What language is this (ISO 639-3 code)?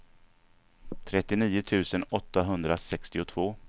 swe